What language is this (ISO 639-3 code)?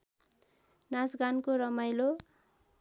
nep